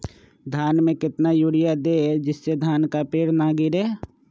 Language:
Magahi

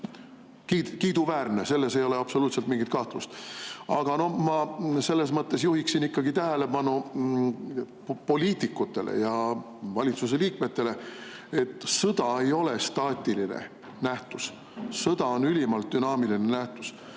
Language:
Estonian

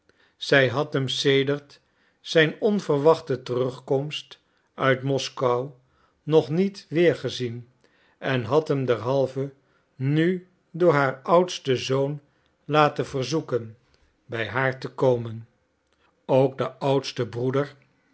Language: Dutch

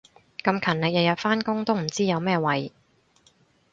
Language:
Cantonese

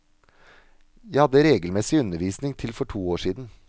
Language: Norwegian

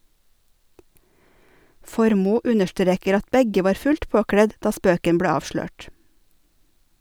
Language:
Norwegian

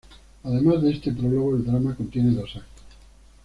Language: Spanish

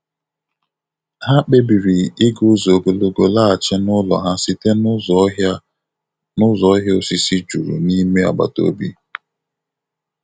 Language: Igbo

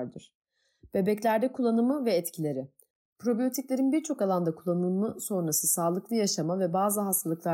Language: Turkish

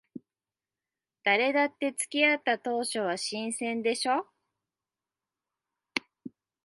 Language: Japanese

